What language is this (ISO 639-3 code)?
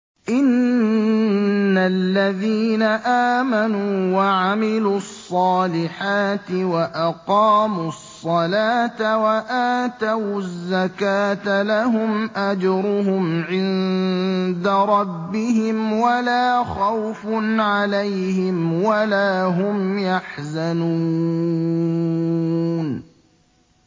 ara